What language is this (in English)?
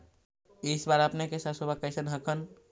Magahi